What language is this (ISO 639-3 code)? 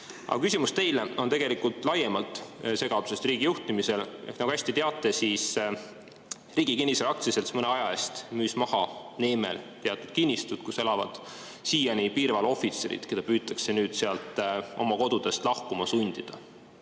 est